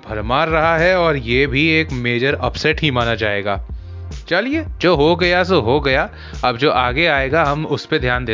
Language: Hindi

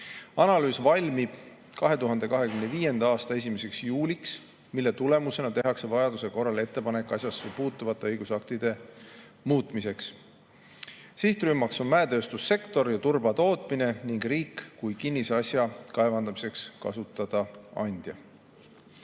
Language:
Estonian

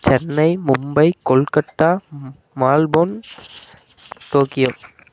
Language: Tamil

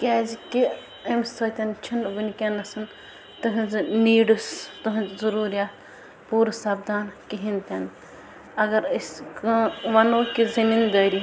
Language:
Kashmiri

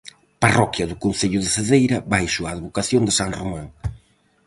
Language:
Galician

